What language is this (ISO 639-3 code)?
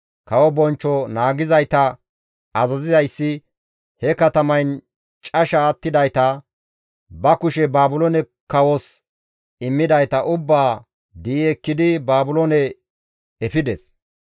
gmv